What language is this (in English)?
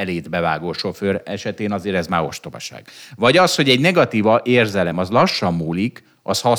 Hungarian